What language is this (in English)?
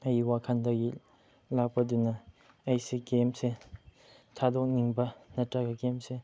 Manipuri